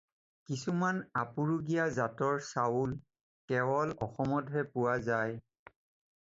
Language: Assamese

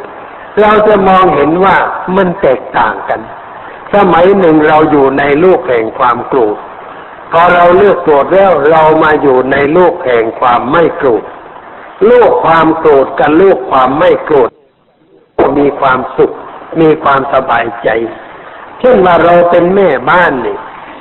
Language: Thai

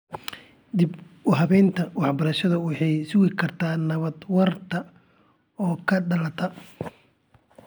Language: Somali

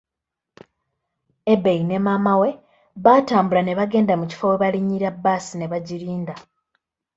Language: Ganda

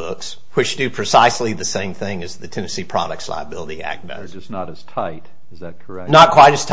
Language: English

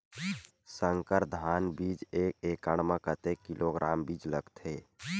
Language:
Chhattisgarhi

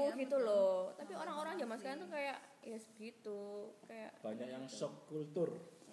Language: Indonesian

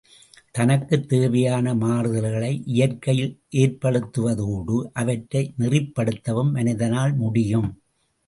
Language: Tamil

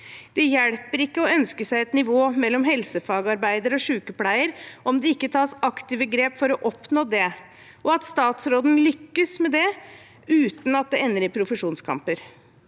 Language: Norwegian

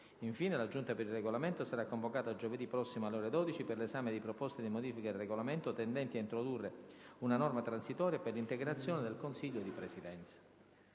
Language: Italian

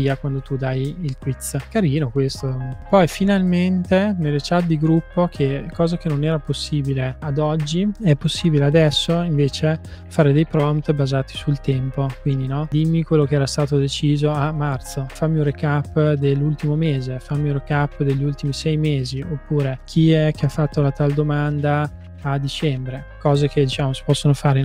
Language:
Italian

